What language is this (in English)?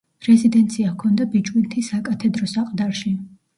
Georgian